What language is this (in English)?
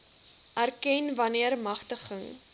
Afrikaans